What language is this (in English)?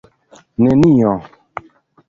Esperanto